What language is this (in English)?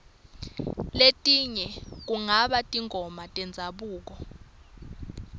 Swati